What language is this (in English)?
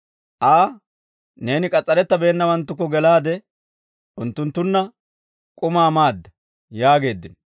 Dawro